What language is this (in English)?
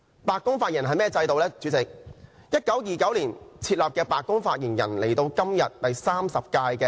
Cantonese